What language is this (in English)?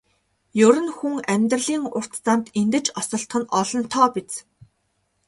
Mongolian